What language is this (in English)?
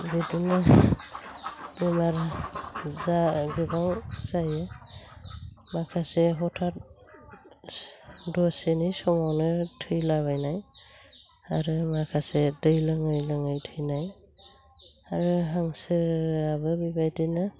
Bodo